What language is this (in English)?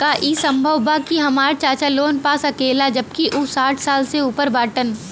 Bhojpuri